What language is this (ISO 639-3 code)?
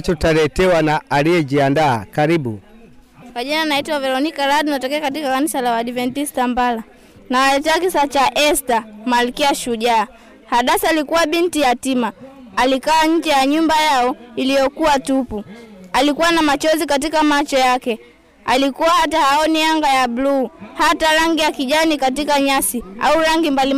swa